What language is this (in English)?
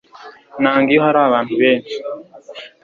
Kinyarwanda